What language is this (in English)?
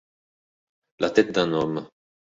Italian